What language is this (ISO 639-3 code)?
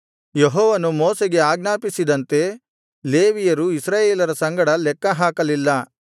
kan